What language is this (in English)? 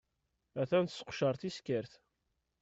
Kabyle